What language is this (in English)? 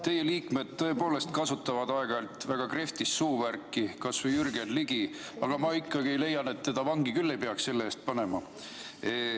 Estonian